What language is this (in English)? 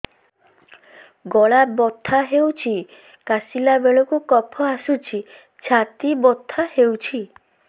Odia